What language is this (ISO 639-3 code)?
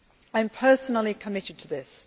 eng